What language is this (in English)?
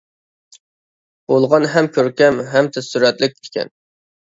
Uyghur